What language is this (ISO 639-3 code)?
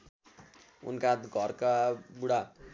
nep